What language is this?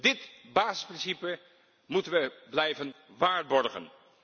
Dutch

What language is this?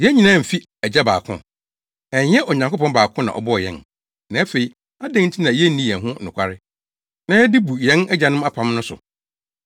Akan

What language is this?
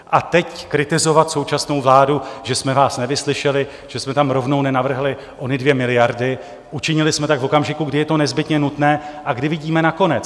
Czech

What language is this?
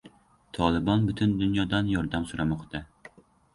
Uzbek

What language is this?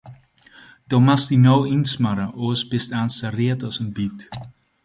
Western Frisian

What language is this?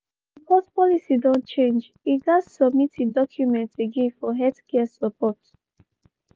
Nigerian Pidgin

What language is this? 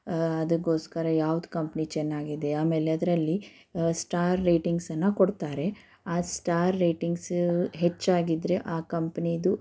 Kannada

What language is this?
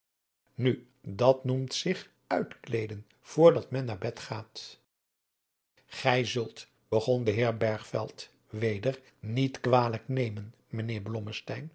Dutch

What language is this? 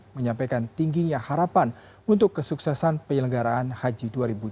Indonesian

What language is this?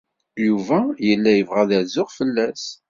Kabyle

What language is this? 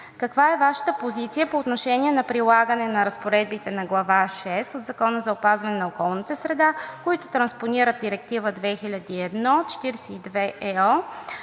Bulgarian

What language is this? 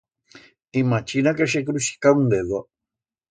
Aragonese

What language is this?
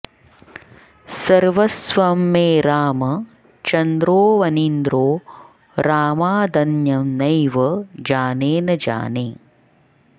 Sanskrit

